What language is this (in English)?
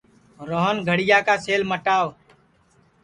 Sansi